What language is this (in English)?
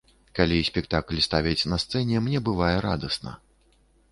Belarusian